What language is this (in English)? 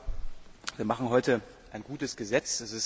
German